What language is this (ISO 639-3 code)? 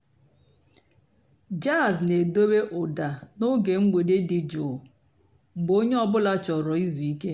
ibo